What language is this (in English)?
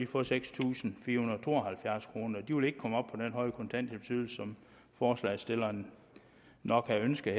Danish